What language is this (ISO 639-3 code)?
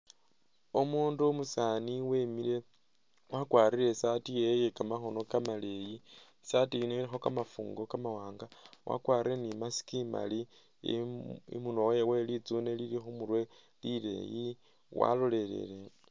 myx